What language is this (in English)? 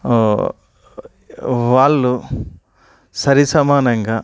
Telugu